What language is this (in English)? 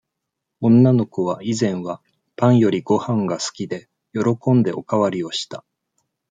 Japanese